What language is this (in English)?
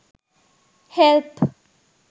Sinhala